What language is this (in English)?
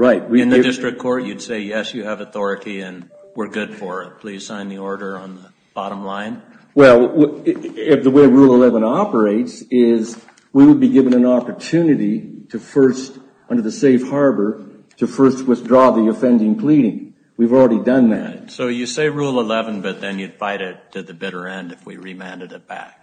English